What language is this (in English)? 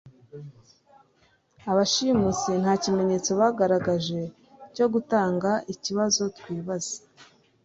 Kinyarwanda